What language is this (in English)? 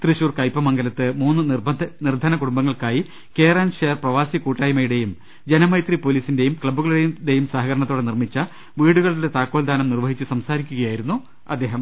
Malayalam